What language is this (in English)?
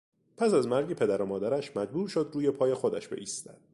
Persian